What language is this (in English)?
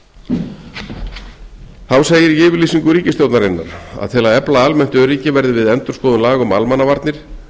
Icelandic